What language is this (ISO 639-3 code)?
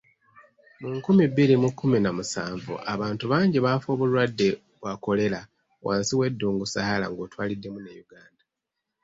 lug